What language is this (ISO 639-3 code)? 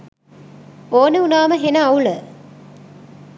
sin